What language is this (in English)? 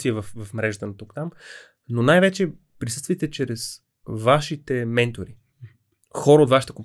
Bulgarian